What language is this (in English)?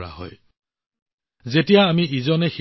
Assamese